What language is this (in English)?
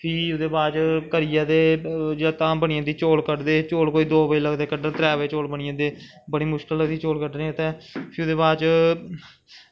Dogri